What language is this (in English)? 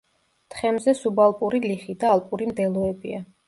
Georgian